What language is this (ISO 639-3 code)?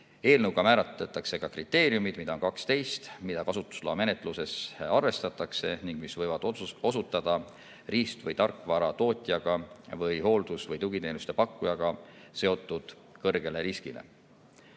est